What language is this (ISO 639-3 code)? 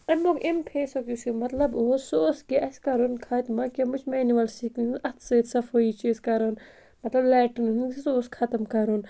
kas